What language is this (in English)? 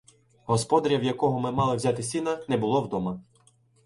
Ukrainian